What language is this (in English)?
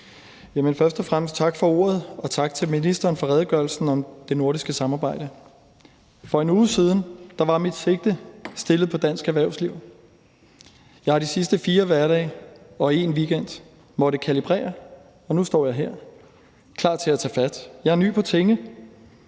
Danish